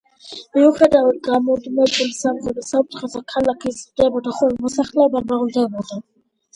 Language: Georgian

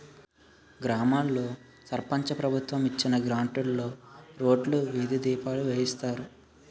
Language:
Telugu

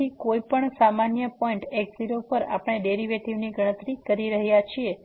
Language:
Gujarati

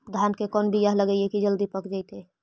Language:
Magahi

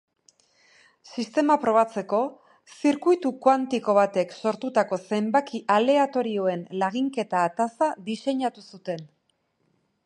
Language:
Basque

